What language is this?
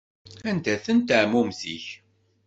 Kabyle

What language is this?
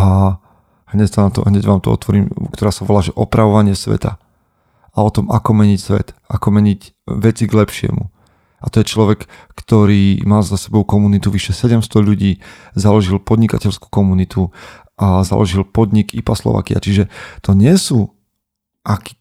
Slovak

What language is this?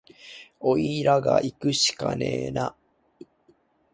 Japanese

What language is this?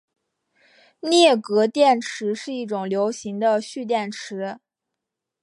Chinese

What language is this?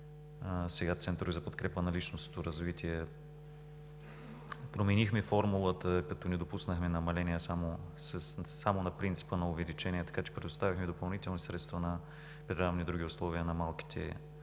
Bulgarian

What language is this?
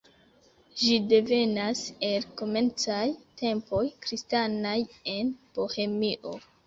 Esperanto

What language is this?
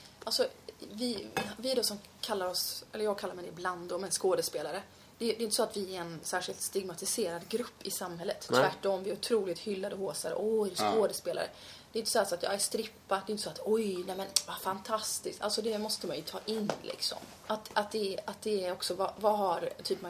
Swedish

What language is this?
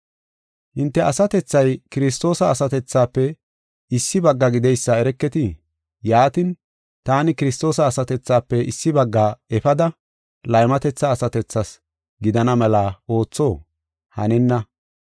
Gofa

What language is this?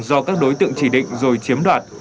Vietnamese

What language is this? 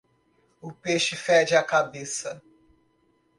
Portuguese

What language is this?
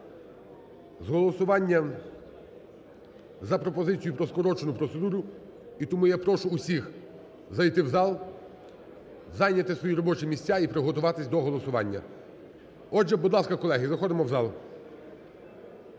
Ukrainian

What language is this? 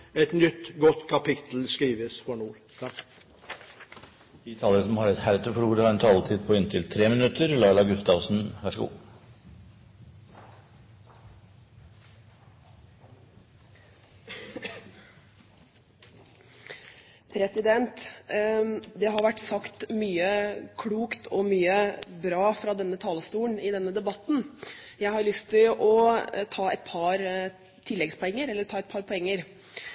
Norwegian Bokmål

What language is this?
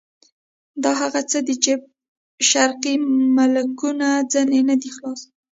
Pashto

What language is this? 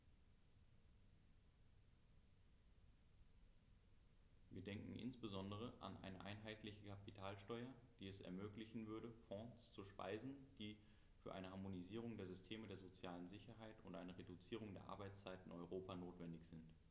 German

